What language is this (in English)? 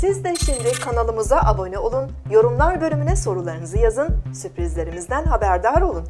Turkish